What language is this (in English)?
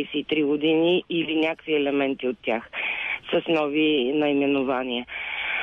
Bulgarian